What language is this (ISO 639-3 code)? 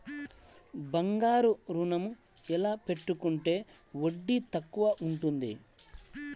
tel